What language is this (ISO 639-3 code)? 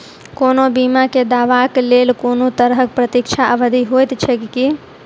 mai